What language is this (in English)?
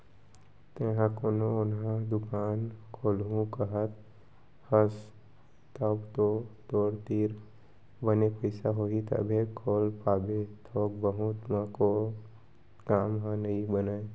Chhattisgarhi